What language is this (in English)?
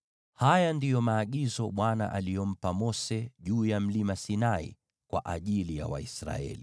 Swahili